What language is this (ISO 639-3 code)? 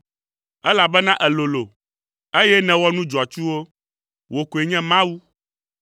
ewe